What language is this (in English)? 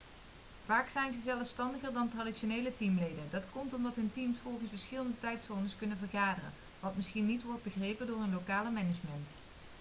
Dutch